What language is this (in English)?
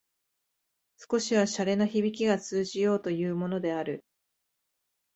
Japanese